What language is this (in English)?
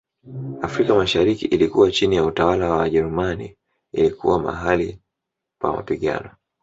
Swahili